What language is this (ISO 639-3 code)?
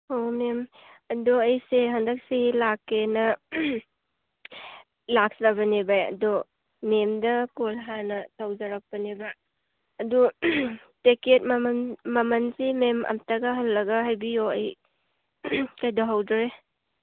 mni